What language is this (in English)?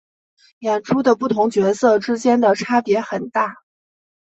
Chinese